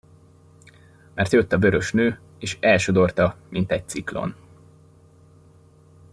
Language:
Hungarian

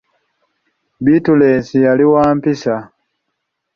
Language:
Ganda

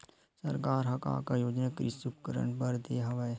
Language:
Chhattisgarhi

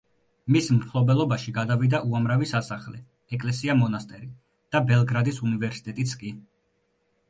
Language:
Georgian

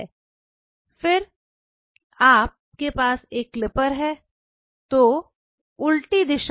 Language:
Hindi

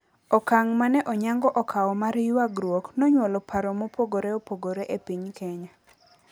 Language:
Luo (Kenya and Tanzania)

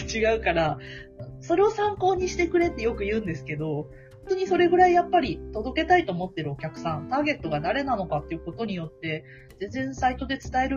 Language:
Japanese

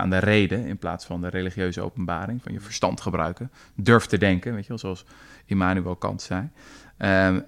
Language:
Dutch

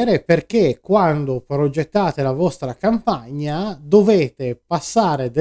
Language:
Italian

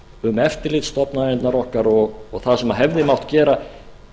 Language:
Icelandic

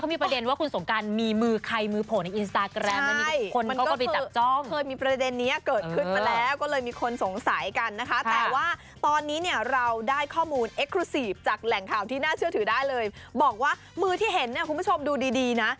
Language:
Thai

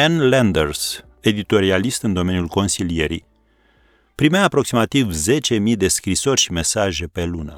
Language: Romanian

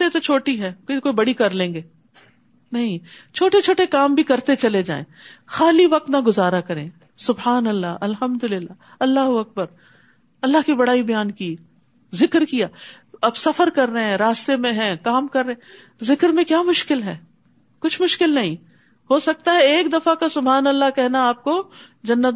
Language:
Urdu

